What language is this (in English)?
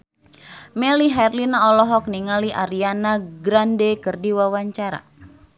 Sundanese